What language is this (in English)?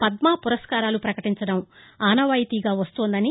Telugu